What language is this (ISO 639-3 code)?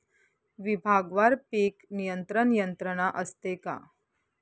mar